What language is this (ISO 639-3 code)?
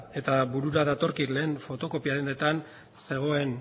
eus